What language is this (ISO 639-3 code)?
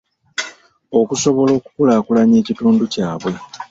lug